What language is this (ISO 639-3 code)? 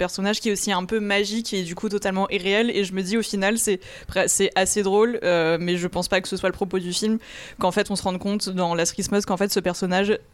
fra